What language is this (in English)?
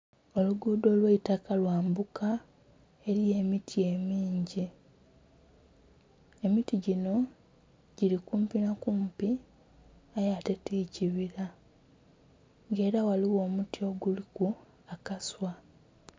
Soga